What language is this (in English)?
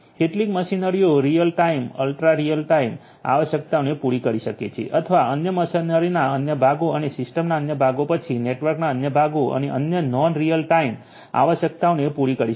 Gujarati